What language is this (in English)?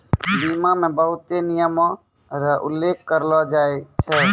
Maithili